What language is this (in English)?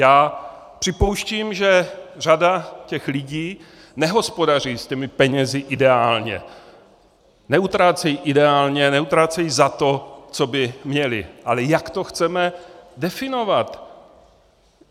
Czech